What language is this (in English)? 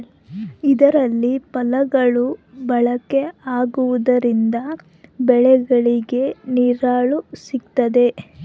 Kannada